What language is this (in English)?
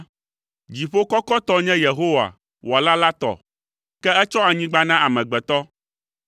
Ewe